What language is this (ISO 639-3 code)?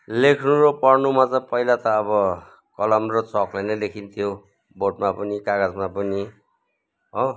nep